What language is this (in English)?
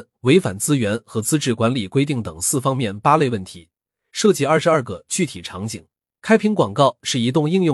Chinese